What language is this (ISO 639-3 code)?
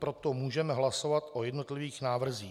ces